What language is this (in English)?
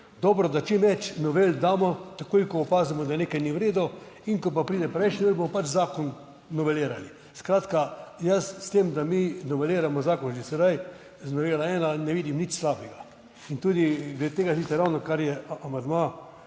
Slovenian